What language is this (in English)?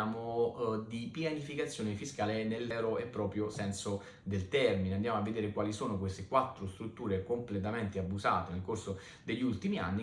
Italian